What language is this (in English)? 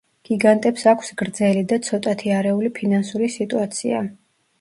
Georgian